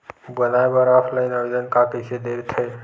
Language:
Chhattisgarhi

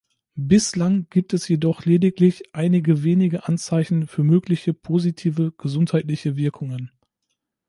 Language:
German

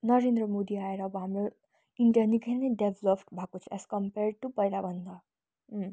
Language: Nepali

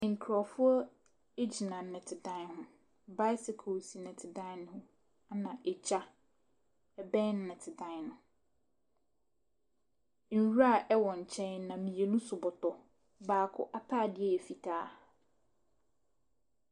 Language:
Akan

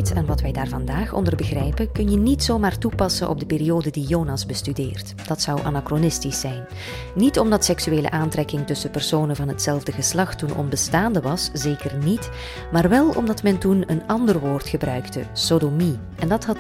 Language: Dutch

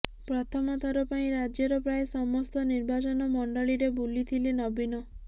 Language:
Odia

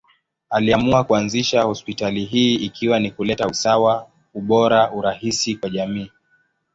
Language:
Swahili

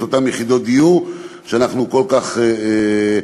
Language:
Hebrew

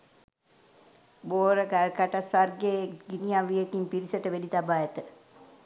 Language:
Sinhala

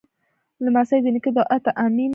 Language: Pashto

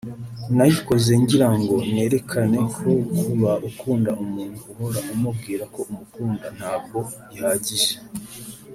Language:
Kinyarwanda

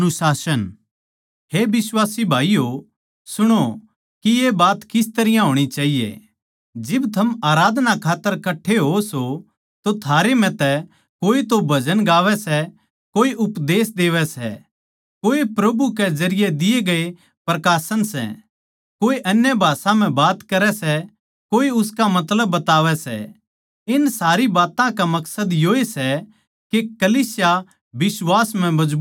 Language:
Haryanvi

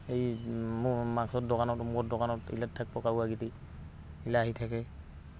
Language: Assamese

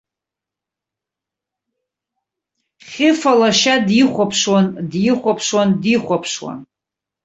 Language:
Abkhazian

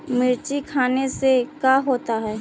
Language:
Magahi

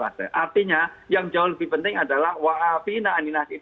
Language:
Indonesian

